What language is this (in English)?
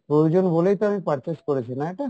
Bangla